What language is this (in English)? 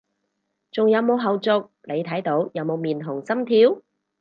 Cantonese